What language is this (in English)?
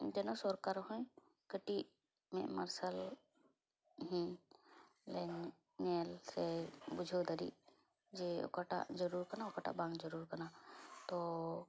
Santali